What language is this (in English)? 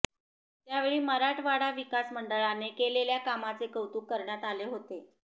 Marathi